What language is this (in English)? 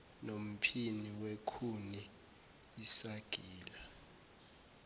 Zulu